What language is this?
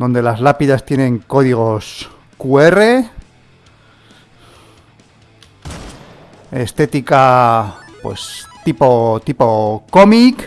Spanish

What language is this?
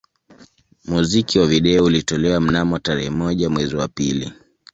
Swahili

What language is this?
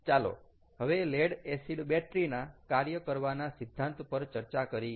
Gujarati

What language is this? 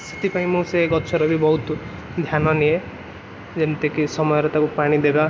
Odia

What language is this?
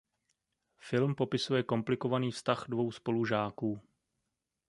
Czech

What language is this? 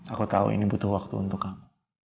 Indonesian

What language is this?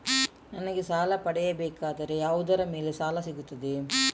Kannada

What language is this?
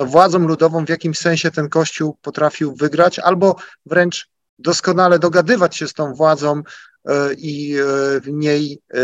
Polish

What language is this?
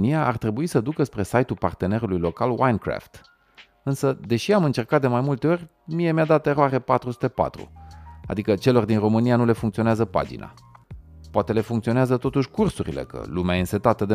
Romanian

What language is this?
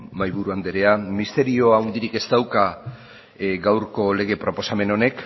Basque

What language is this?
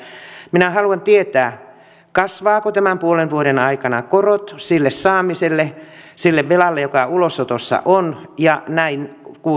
Finnish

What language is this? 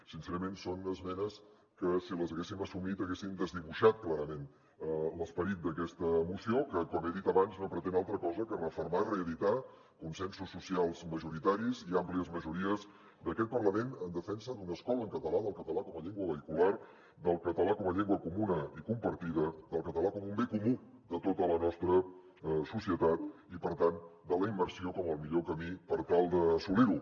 Catalan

